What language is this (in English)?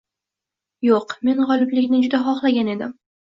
Uzbek